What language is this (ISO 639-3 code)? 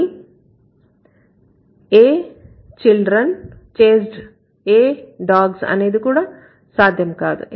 tel